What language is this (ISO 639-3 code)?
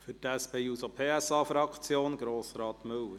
gsw